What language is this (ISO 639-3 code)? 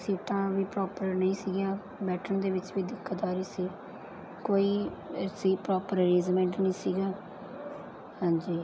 pan